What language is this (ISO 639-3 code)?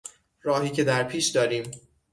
fas